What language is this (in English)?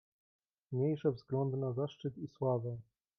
Polish